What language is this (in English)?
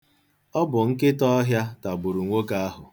Igbo